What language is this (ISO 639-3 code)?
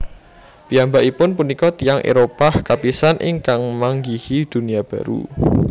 jav